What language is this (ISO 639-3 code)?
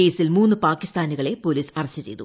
mal